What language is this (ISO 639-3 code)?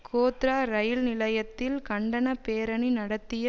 tam